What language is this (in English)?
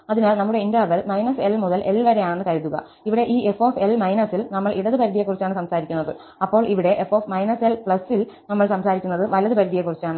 Malayalam